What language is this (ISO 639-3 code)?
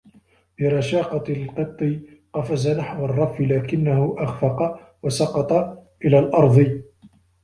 ara